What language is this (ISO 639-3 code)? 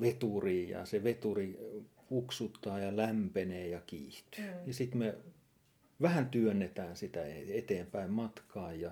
fin